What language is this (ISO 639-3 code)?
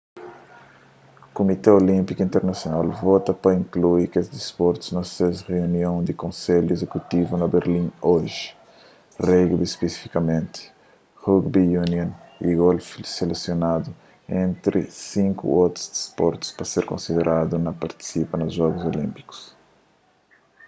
kea